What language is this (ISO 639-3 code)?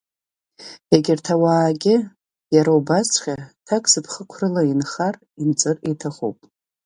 abk